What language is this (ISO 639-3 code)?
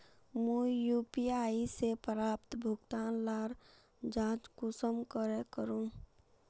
mag